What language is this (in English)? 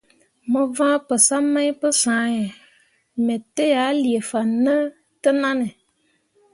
Mundang